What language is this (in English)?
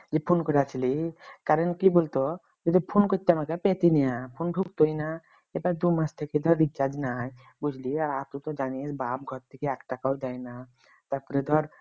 Bangla